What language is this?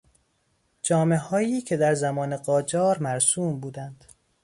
Persian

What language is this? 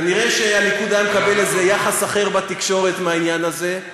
Hebrew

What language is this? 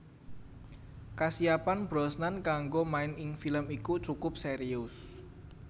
Javanese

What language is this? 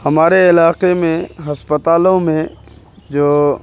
Urdu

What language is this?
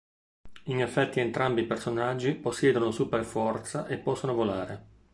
Italian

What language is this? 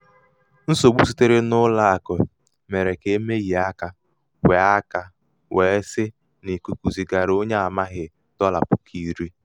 Igbo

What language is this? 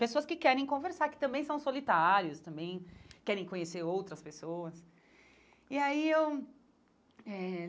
Portuguese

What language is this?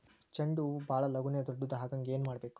Kannada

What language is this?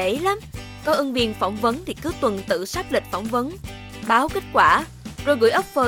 Vietnamese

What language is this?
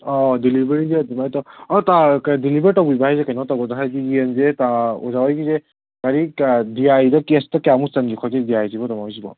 Manipuri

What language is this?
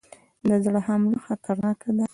Pashto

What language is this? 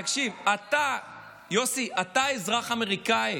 Hebrew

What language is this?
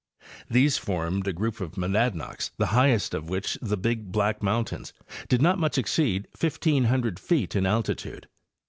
English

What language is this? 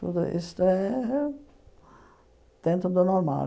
Portuguese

